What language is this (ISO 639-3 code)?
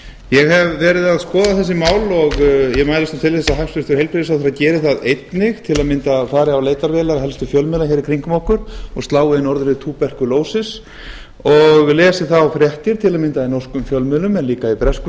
isl